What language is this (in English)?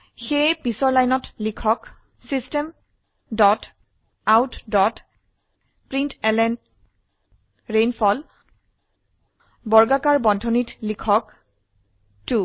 Assamese